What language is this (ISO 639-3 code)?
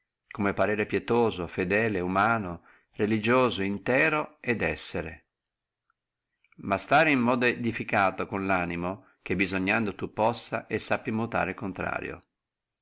ita